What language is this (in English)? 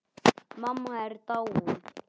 Icelandic